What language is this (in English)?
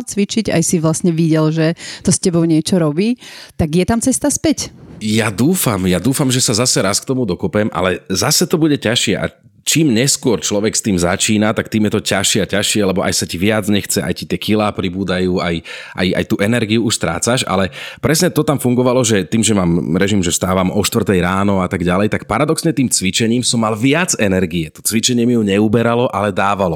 Slovak